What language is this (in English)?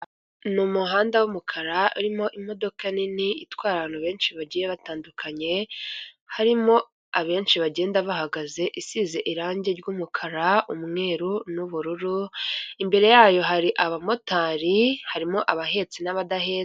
Kinyarwanda